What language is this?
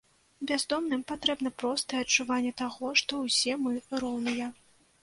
Belarusian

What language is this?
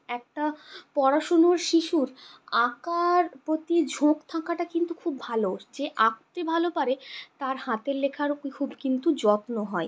Bangla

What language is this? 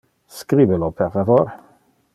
Interlingua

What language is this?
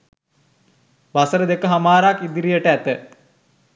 Sinhala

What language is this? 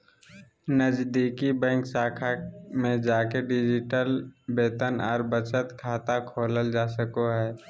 Magahi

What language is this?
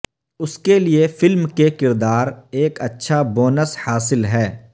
Urdu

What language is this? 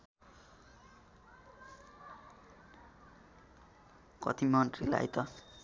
Nepali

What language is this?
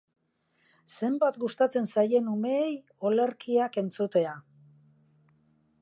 Basque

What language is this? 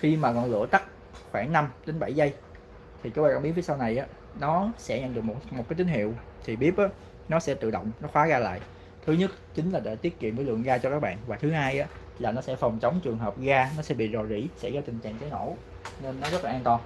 Vietnamese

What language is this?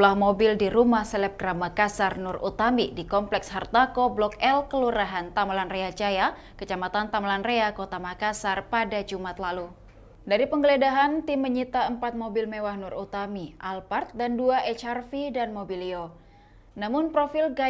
Indonesian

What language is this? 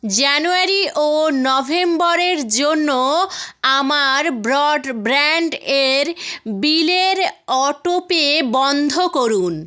Bangla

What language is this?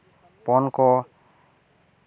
Santali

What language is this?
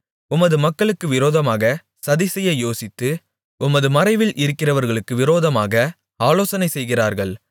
Tamil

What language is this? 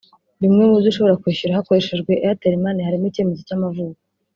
Kinyarwanda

